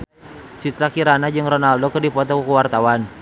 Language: Sundanese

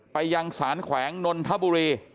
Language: Thai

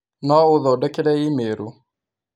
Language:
Kikuyu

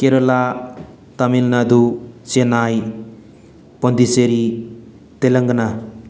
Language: Manipuri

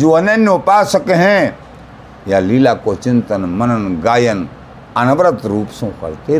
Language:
Hindi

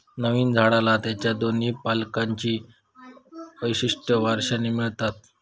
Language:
Marathi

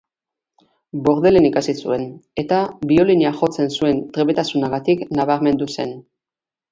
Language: Basque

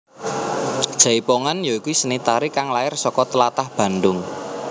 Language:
Javanese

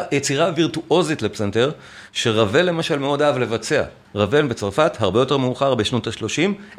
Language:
Hebrew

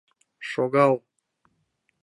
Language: Mari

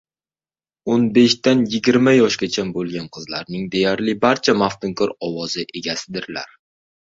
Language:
Uzbek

